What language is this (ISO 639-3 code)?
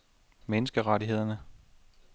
dan